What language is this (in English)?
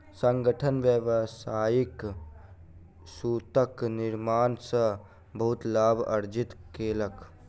Maithili